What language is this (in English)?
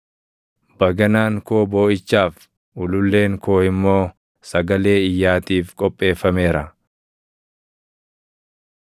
Oromo